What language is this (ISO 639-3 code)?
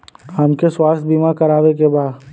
bho